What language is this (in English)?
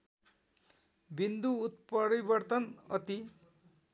Nepali